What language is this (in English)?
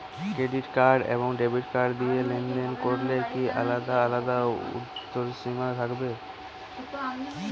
Bangla